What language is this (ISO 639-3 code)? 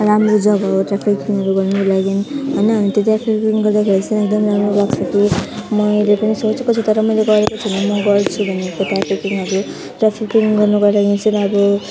nep